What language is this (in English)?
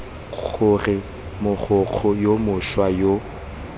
Tswana